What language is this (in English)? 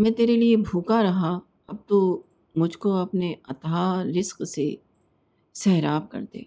Urdu